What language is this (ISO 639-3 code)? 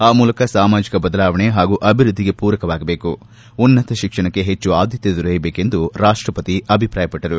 kan